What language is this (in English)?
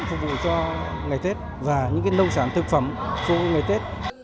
Vietnamese